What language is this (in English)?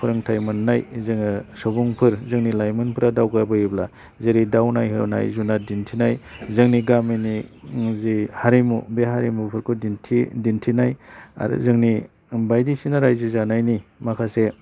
Bodo